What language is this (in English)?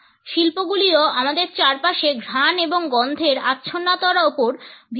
Bangla